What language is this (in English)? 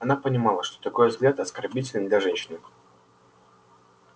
Russian